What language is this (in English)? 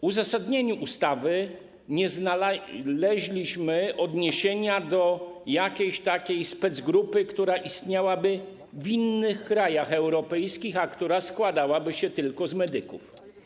Polish